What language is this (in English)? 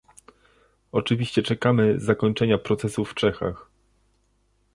Polish